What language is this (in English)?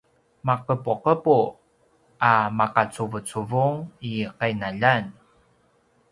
Paiwan